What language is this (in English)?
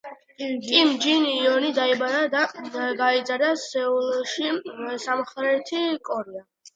Georgian